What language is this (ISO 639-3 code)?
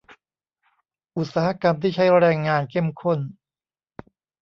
tha